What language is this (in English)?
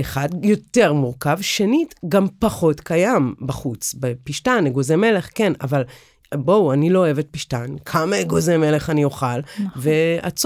Hebrew